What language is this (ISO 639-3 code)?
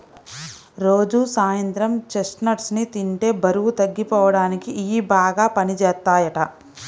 tel